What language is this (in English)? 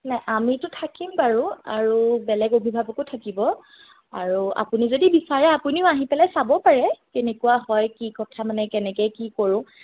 Assamese